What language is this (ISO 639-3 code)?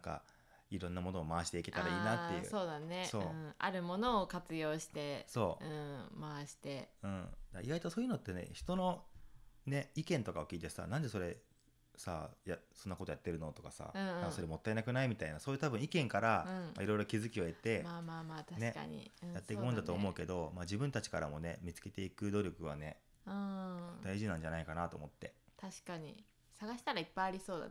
jpn